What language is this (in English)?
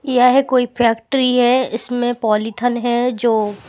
Hindi